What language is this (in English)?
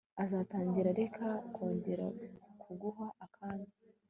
Kinyarwanda